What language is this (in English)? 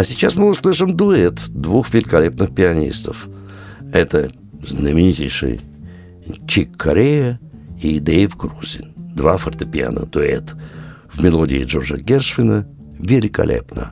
Russian